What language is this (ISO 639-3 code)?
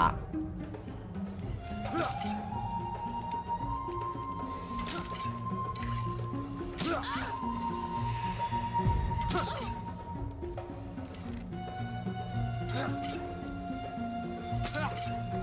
ita